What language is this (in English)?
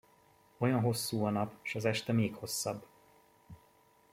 Hungarian